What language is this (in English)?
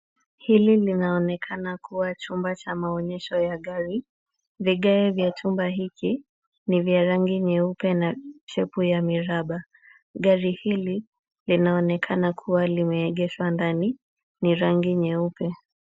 Swahili